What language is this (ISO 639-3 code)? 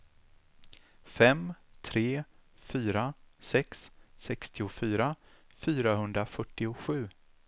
swe